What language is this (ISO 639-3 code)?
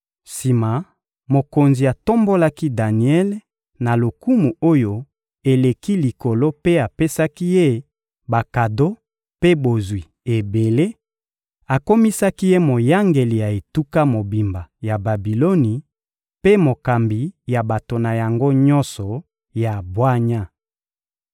lin